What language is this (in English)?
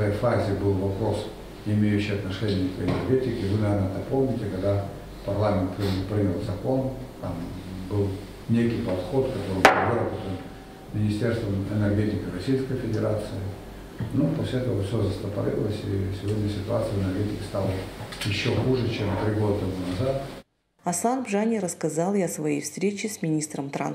Russian